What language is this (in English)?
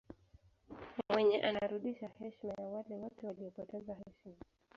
Swahili